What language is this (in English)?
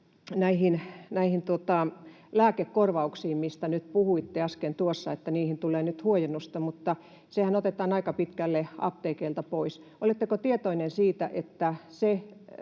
Finnish